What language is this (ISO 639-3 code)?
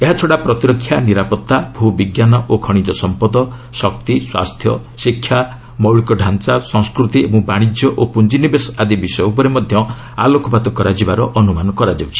ori